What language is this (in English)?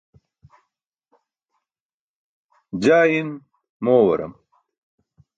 Burushaski